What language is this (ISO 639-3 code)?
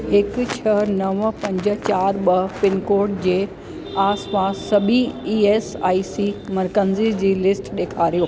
snd